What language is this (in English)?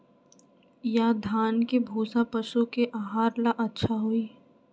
Magahi